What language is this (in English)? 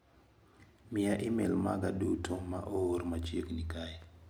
Luo (Kenya and Tanzania)